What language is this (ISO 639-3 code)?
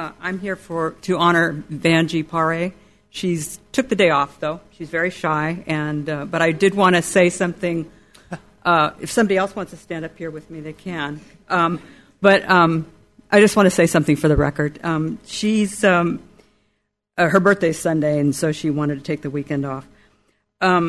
eng